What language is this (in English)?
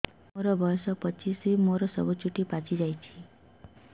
Odia